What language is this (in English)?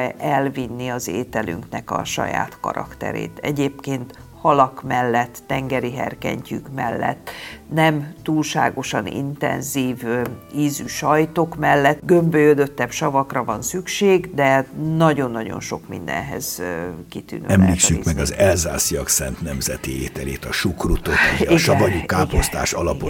Hungarian